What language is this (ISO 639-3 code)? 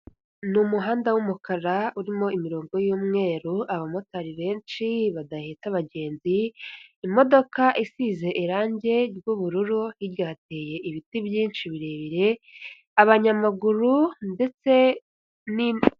kin